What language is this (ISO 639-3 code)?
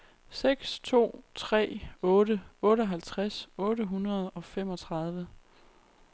dan